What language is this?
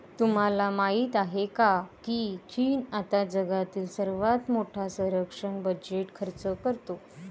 Marathi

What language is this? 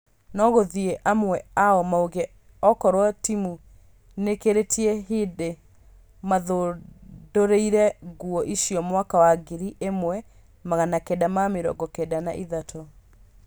Kikuyu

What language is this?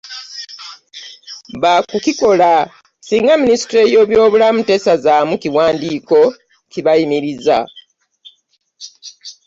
Ganda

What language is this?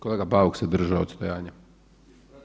Croatian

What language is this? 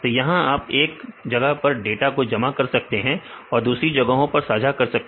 Hindi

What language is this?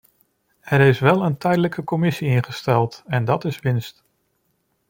Dutch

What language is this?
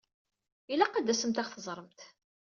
Kabyle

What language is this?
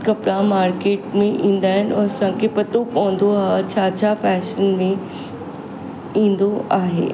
Sindhi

